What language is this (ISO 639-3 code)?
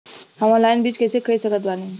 bho